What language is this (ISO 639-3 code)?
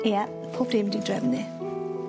cym